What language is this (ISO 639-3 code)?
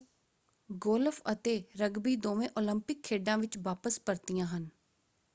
pan